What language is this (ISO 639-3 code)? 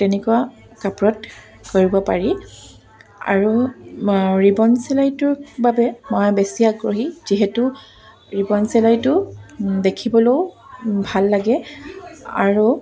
asm